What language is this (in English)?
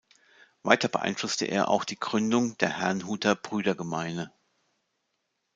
German